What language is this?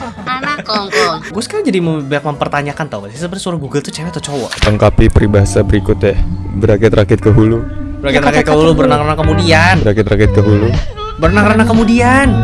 Indonesian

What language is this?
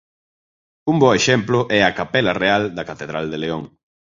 Galician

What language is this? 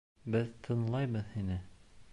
Bashkir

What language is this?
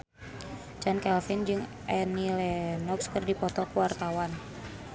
Sundanese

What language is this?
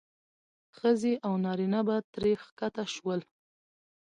Pashto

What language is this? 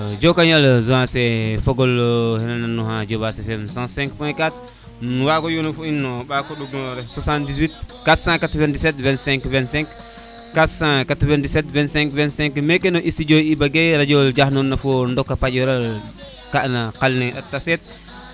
Serer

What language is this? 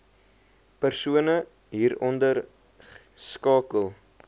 Afrikaans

